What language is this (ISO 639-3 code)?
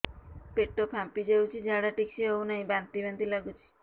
ori